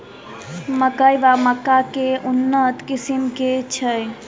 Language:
Maithili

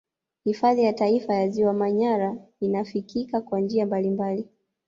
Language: Swahili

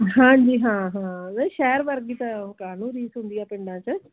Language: Punjabi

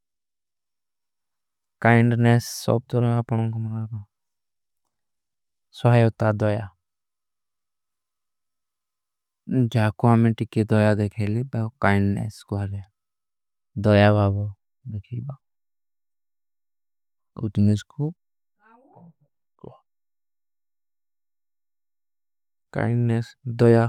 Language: Kui (India)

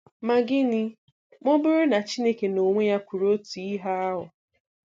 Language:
Igbo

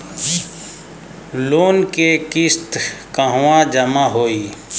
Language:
Bhojpuri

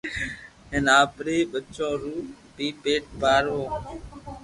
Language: Loarki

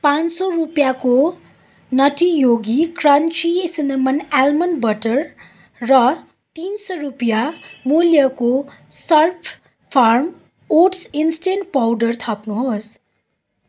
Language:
Nepali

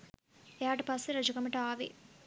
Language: Sinhala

